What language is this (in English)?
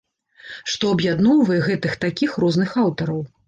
Belarusian